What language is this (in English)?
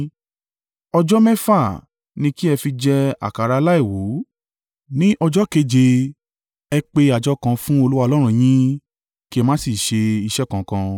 Yoruba